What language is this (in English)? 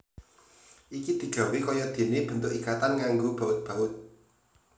Javanese